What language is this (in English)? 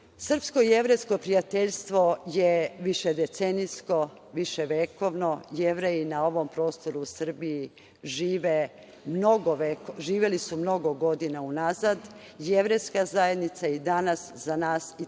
Serbian